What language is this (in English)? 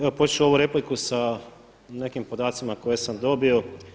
Croatian